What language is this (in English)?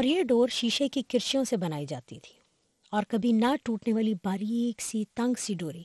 Urdu